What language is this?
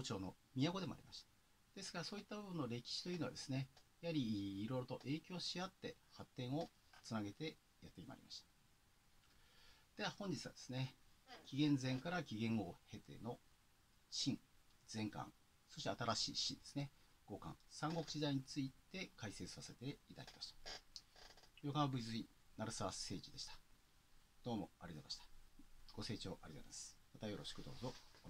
Japanese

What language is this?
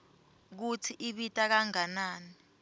Swati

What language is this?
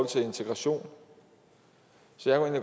Danish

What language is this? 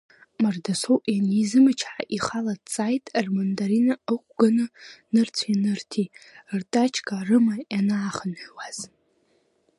Abkhazian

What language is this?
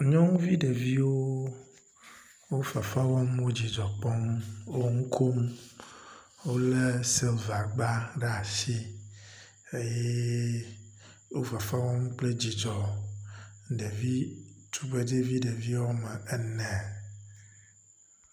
Ewe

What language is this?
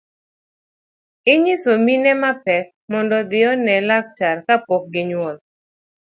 Luo (Kenya and Tanzania)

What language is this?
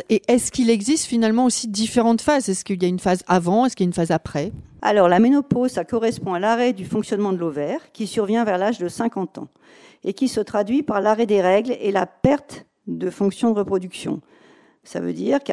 French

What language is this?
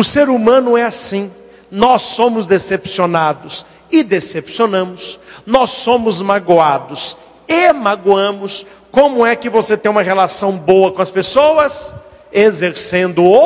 Portuguese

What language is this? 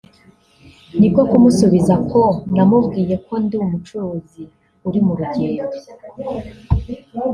Kinyarwanda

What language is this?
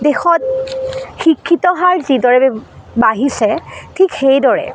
Assamese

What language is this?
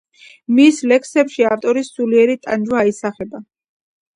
Georgian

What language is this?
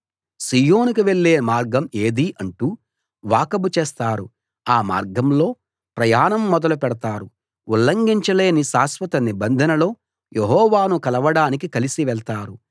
Telugu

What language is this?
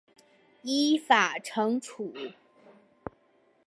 Chinese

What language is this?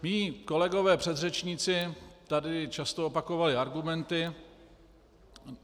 Czech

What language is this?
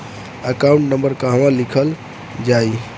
Bhojpuri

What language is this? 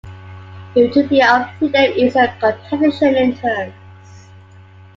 English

